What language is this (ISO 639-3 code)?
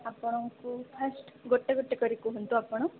ori